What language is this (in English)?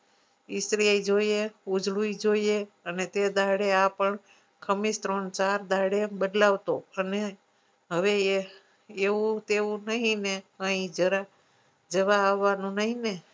Gujarati